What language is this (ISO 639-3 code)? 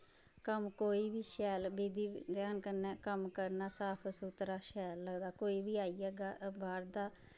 doi